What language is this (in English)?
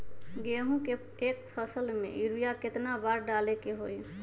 Magahi